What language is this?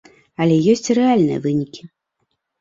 Belarusian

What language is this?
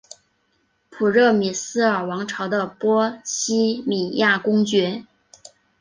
Chinese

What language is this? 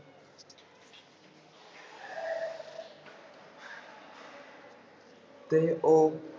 Punjabi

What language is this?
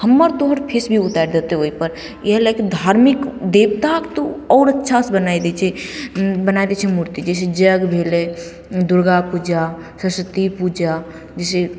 Maithili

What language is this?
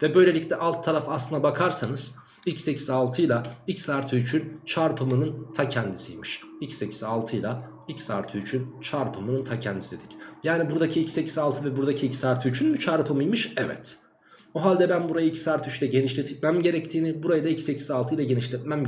Turkish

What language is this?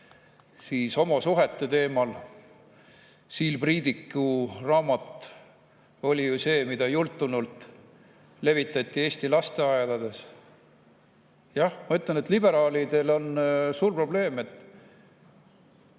Estonian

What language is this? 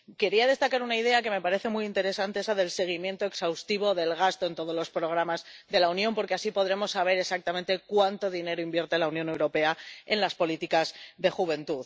Spanish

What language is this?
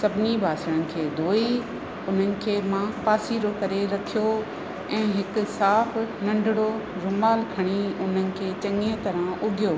Sindhi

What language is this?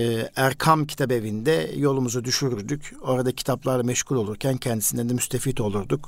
Turkish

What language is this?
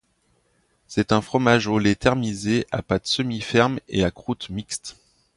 French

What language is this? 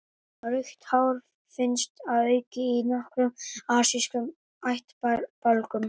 Icelandic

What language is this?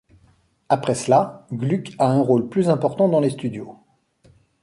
French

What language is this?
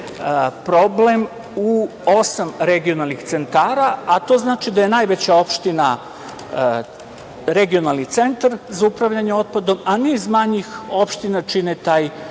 Serbian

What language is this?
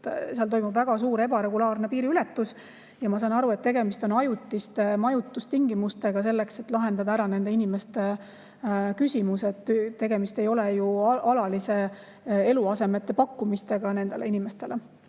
Estonian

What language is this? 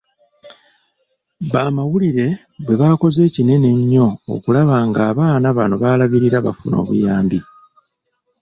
Ganda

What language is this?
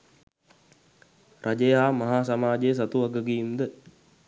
Sinhala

